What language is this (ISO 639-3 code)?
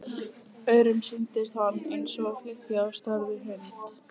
isl